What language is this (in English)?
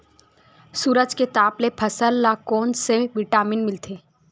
Chhattisgarhi